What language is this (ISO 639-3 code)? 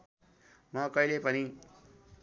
nep